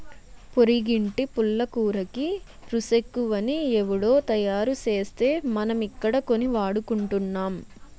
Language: Telugu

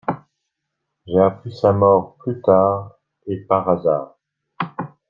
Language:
French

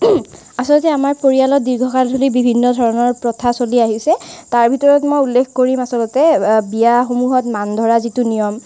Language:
Assamese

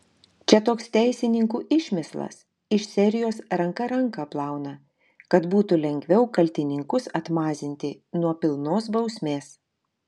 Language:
Lithuanian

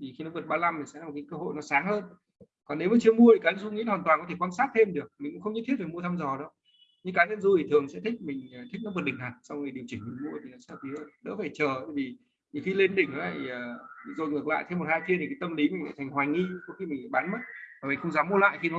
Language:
Vietnamese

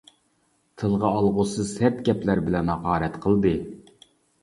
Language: Uyghur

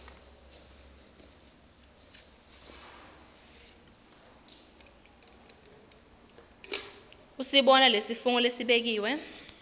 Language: Swati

